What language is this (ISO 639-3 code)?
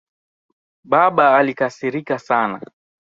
swa